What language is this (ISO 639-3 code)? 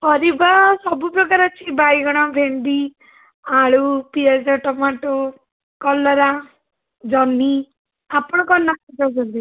ori